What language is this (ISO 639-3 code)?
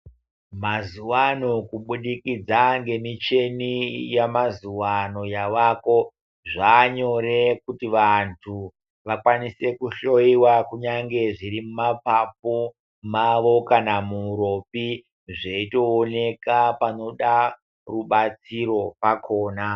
ndc